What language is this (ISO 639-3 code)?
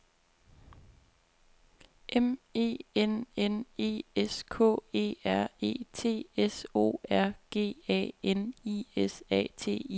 dan